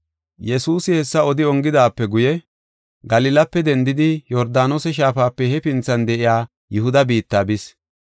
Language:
Gofa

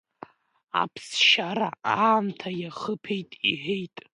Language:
Abkhazian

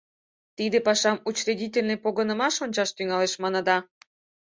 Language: Mari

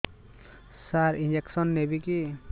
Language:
Odia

